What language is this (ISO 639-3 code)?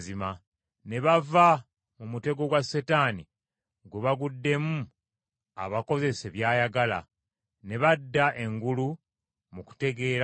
lug